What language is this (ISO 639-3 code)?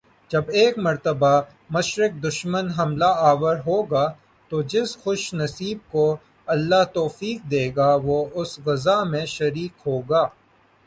urd